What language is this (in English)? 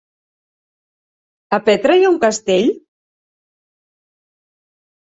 Catalan